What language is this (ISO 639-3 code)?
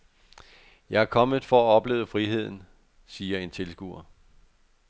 dan